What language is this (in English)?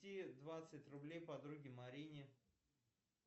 Russian